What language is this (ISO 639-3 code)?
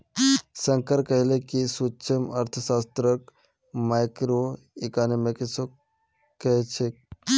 mag